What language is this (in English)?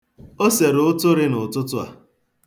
Igbo